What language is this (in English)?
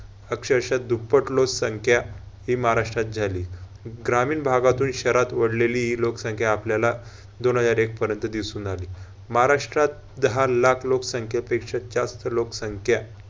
Marathi